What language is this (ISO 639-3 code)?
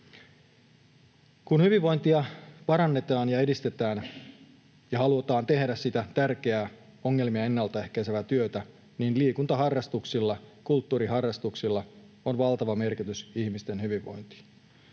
fin